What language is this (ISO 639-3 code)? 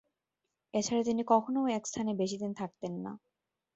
ben